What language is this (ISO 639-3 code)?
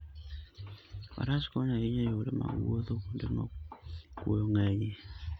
luo